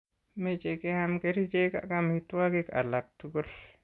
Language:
Kalenjin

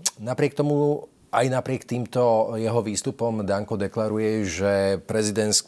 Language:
Slovak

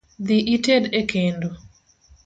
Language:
Luo (Kenya and Tanzania)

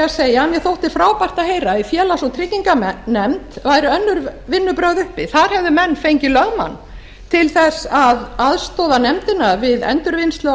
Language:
Icelandic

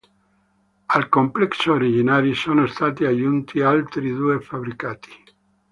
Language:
Italian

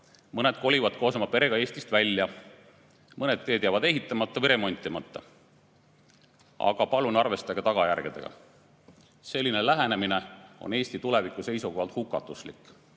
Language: Estonian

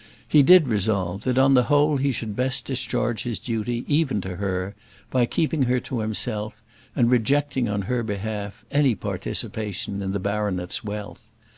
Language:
English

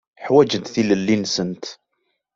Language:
Kabyle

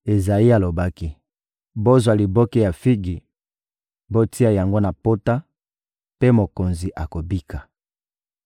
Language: Lingala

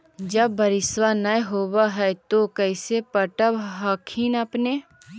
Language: Magahi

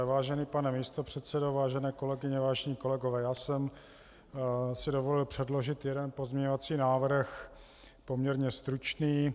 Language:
Czech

